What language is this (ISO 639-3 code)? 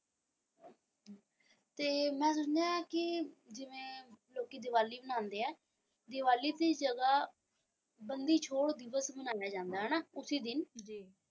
pan